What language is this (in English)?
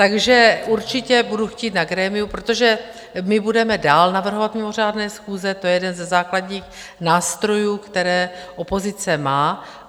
Czech